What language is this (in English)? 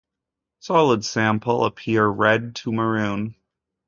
English